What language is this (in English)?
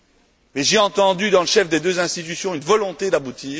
French